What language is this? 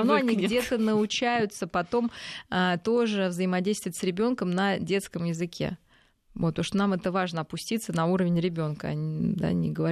Russian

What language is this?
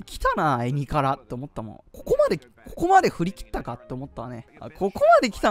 Japanese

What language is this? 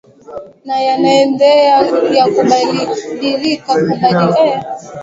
Swahili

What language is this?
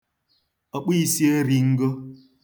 Igbo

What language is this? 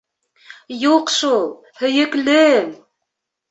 Bashkir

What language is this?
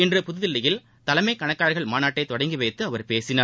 Tamil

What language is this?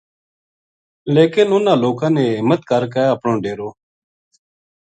Gujari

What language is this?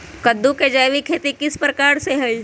Magahi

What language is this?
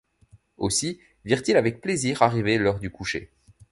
French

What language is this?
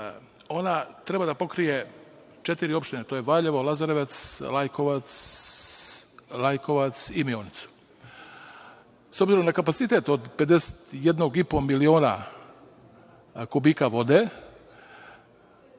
Serbian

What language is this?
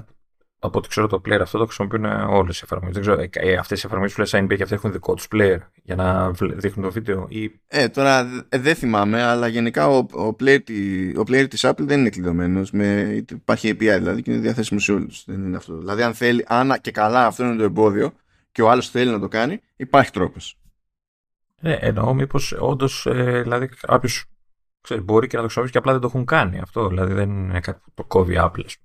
Greek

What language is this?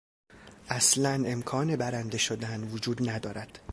Persian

